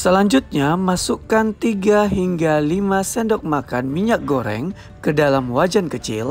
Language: Indonesian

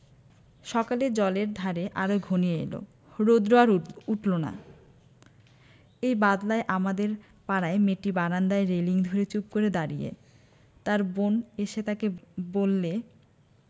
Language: Bangla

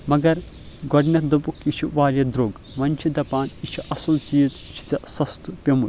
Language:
Kashmiri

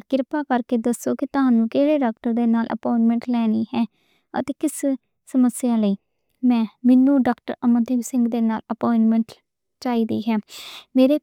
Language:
Western Panjabi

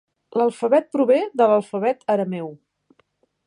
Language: Catalan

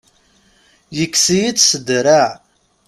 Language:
Kabyle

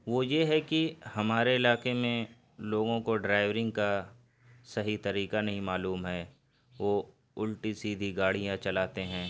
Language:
Urdu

